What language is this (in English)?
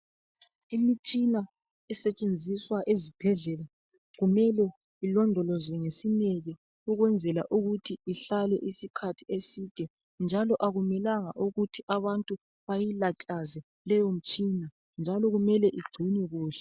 North Ndebele